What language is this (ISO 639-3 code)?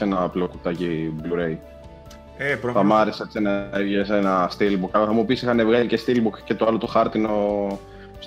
ell